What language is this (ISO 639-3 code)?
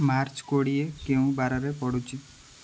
ori